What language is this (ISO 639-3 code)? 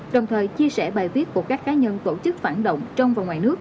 vie